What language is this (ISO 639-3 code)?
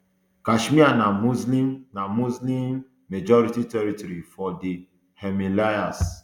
pcm